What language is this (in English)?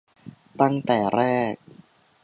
Thai